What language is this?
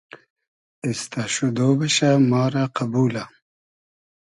Hazaragi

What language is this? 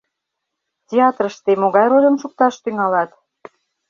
Mari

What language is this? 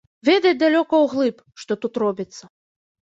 Belarusian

